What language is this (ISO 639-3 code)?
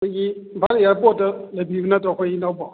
mni